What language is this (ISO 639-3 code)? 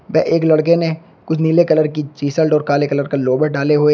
hin